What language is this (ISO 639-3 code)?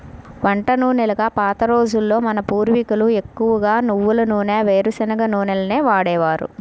tel